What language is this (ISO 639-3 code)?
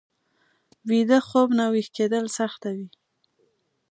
pus